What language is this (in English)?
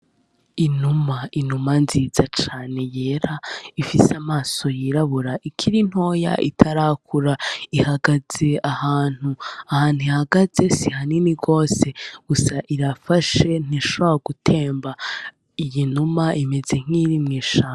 Rundi